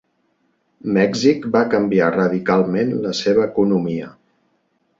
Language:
Catalan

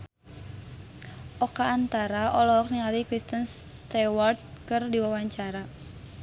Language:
Sundanese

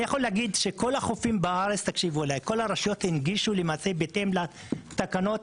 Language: Hebrew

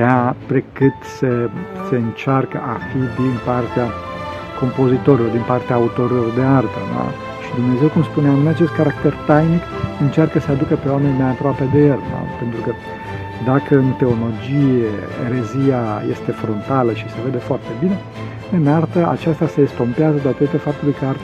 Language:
Romanian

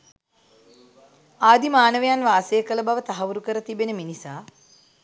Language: Sinhala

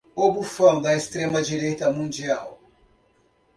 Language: Portuguese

